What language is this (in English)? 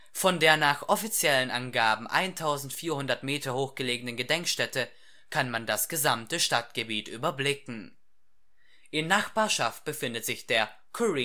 German